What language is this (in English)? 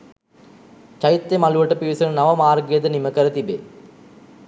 Sinhala